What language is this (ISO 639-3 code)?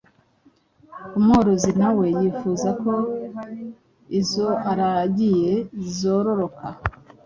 kin